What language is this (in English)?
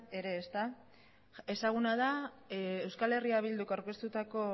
Basque